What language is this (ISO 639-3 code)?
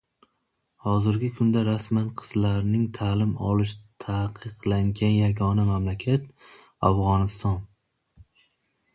uzb